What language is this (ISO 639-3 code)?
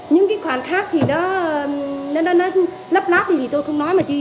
vie